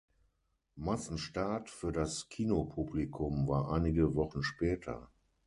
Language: German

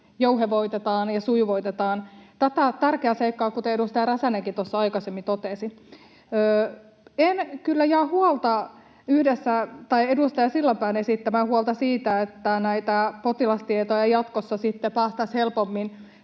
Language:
Finnish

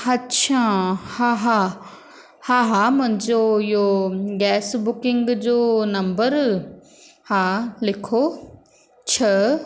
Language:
Sindhi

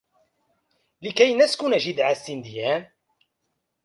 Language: Arabic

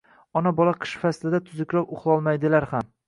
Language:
Uzbek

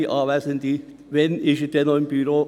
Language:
Swiss German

